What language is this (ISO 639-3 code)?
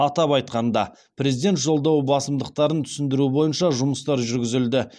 kaz